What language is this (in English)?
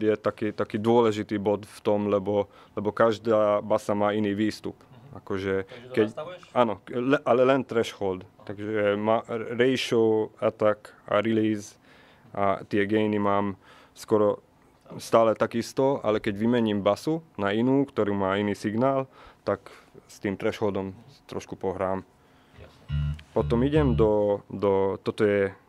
Slovak